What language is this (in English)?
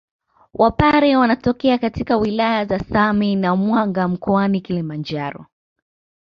Swahili